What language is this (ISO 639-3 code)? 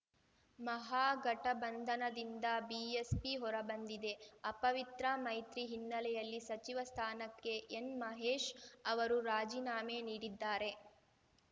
kan